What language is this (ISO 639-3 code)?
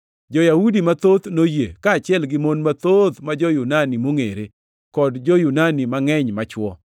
luo